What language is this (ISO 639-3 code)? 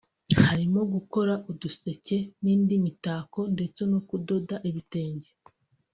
kin